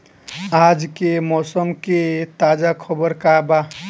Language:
Bhojpuri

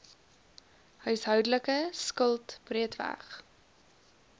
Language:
Afrikaans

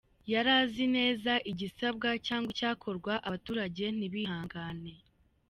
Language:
Kinyarwanda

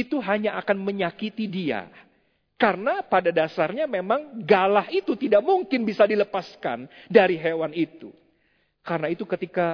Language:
Indonesian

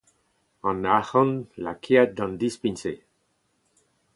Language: Breton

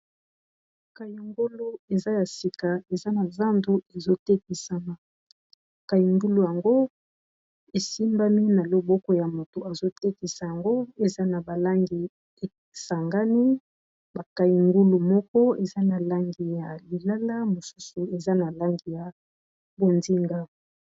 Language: Lingala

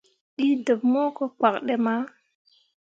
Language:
Mundang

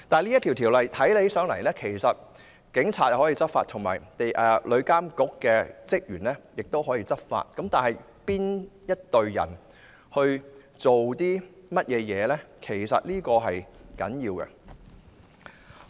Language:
Cantonese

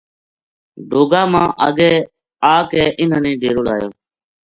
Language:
Gujari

